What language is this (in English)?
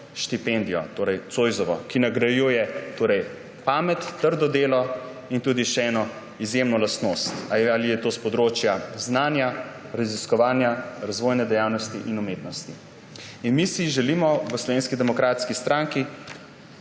Slovenian